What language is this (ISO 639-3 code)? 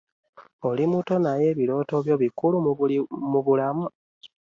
lug